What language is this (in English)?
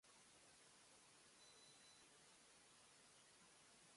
Japanese